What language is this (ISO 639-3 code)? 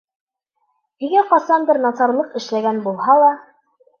bak